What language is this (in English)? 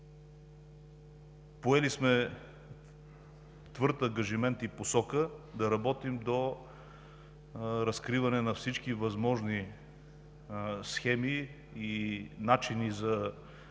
Bulgarian